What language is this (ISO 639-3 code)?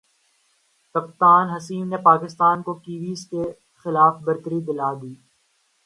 urd